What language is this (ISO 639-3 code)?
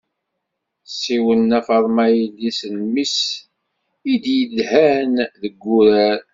kab